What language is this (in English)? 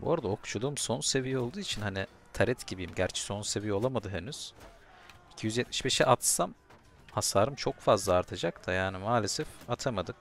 Turkish